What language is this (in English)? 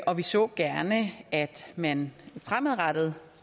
Danish